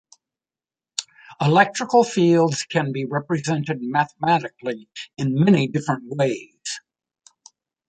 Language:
English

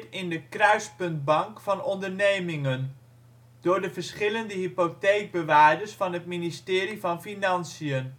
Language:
Dutch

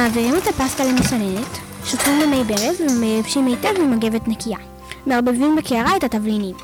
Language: Hebrew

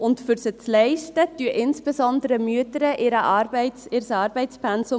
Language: Swiss German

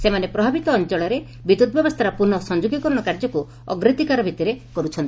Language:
Odia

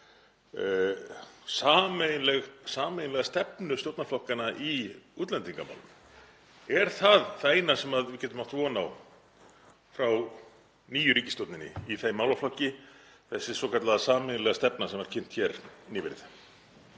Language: Icelandic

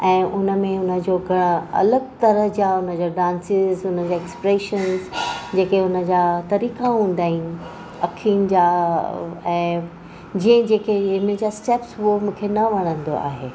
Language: Sindhi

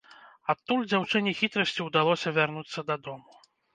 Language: Belarusian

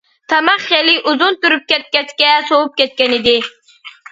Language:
Uyghur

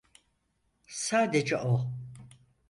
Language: Turkish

